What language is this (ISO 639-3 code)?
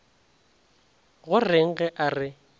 nso